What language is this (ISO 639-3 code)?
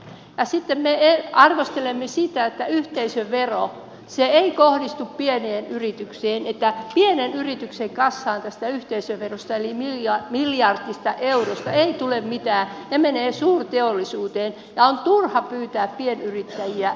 fin